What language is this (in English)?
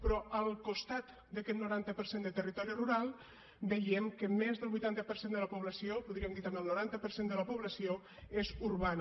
Catalan